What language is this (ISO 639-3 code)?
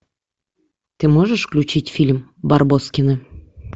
rus